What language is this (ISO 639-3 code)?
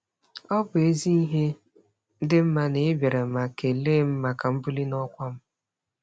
ibo